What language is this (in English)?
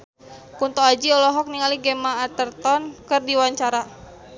Sundanese